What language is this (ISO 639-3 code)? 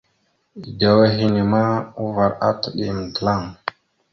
mxu